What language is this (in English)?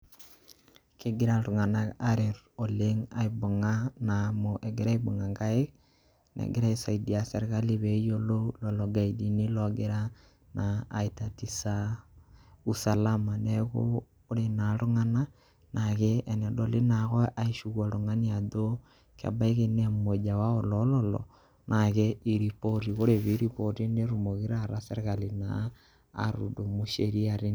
Masai